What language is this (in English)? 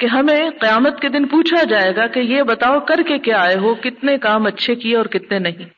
Urdu